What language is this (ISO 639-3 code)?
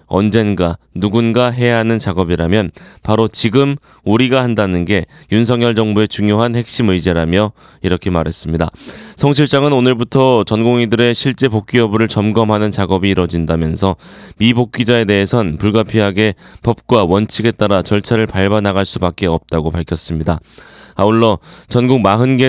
kor